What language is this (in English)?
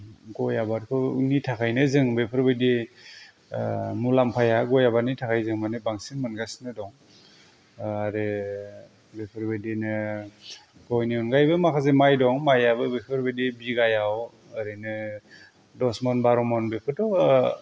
Bodo